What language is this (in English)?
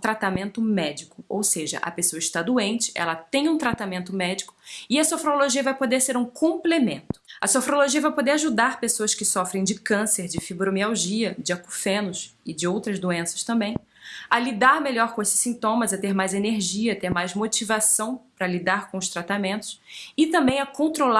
Portuguese